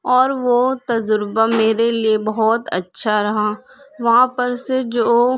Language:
Urdu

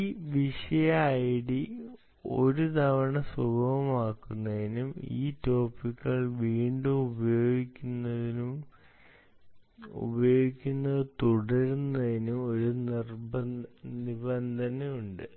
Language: Malayalam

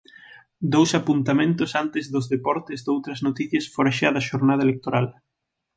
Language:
Galician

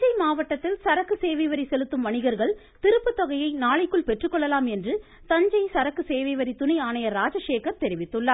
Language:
Tamil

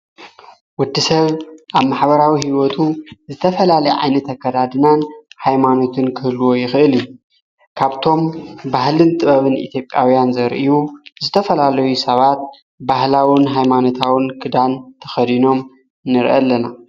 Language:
Tigrinya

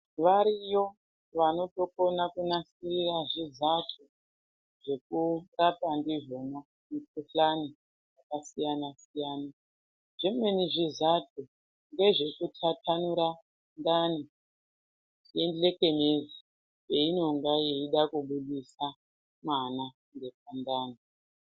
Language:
Ndau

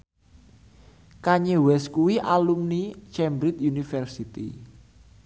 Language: Javanese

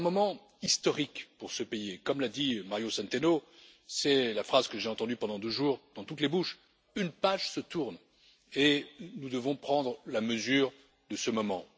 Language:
French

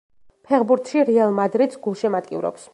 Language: Georgian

